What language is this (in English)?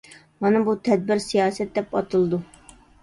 Uyghur